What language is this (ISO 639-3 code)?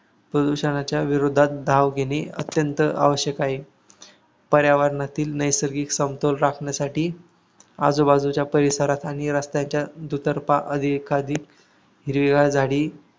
mar